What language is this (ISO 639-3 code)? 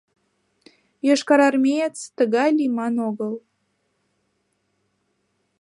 chm